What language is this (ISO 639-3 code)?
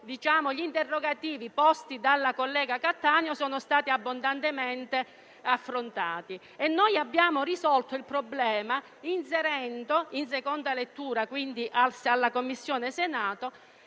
ita